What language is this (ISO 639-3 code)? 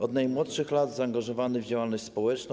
pol